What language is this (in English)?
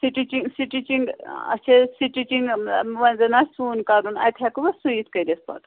Kashmiri